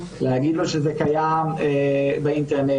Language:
Hebrew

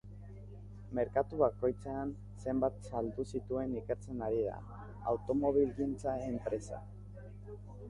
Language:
Basque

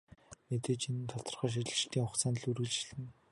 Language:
Mongolian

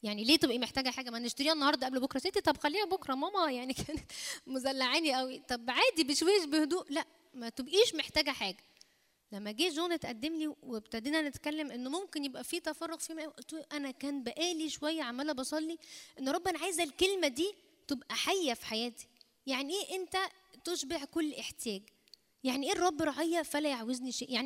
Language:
Arabic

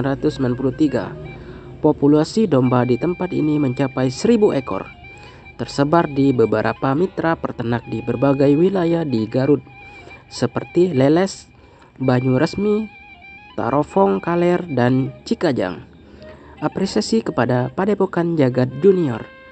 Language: Indonesian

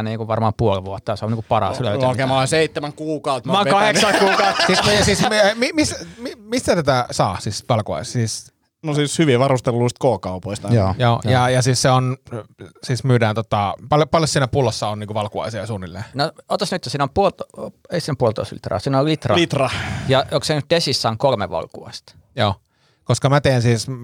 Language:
Finnish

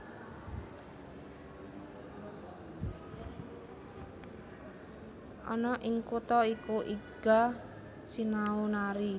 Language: Javanese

